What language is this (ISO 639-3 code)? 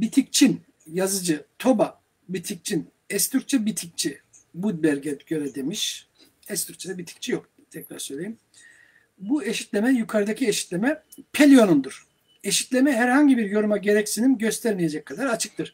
tur